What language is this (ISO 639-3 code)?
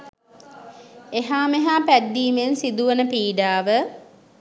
sin